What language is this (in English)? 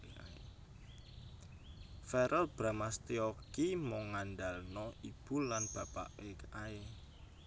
Javanese